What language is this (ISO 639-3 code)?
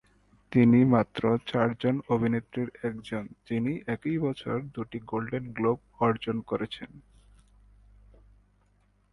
ben